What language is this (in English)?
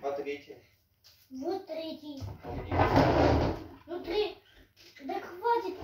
Russian